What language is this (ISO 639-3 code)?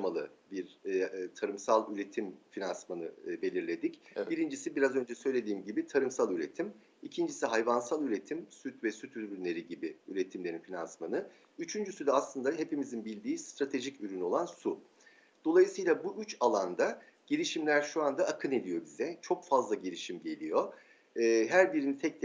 tur